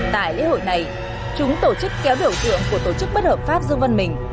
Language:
Vietnamese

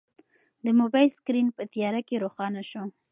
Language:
Pashto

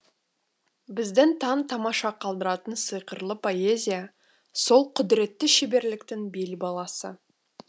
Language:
Kazakh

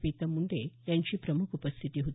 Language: Marathi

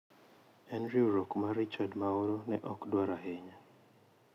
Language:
Luo (Kenya and Tanzania)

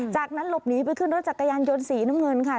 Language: Thai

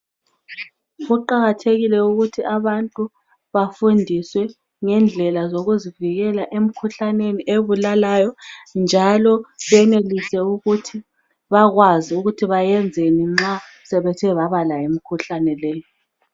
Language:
North Ndebele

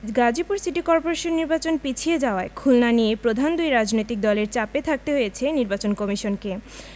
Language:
Bangla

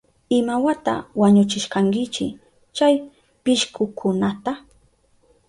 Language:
Southern Pastaza Quechua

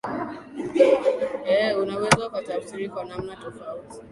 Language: Swahili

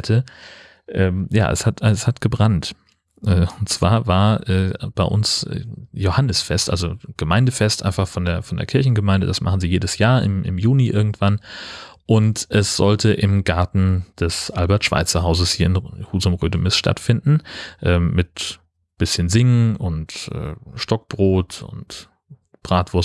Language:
German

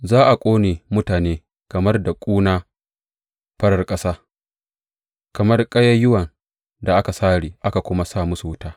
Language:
Hausa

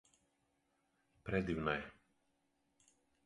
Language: Serbian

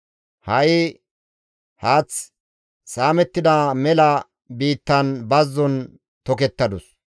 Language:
Gamo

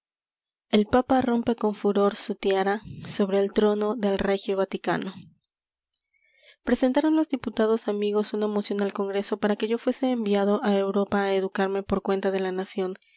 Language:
Spanish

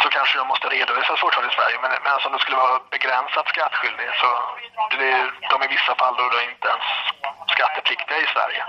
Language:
Swedish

